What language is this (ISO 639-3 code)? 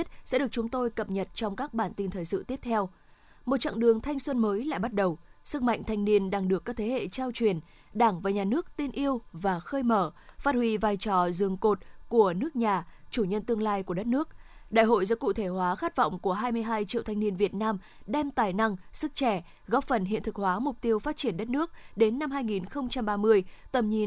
vie